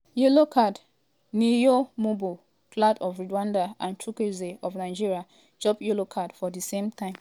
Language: Nigerian Pidgin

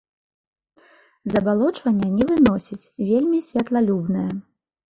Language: Belarusian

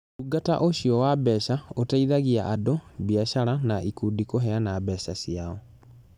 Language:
Kikuyu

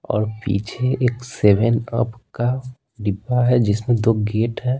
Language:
Hindi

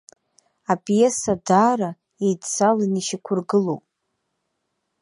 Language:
Abkhazian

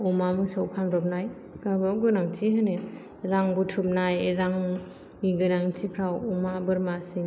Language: Bodo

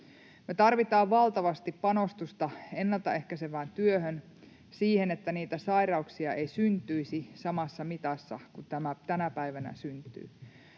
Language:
Finnish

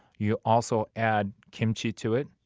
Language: English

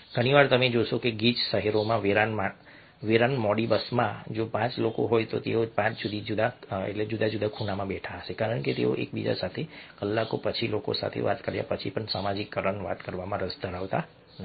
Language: Gujarati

